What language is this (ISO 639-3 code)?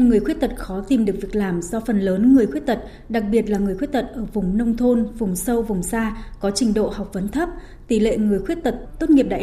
vie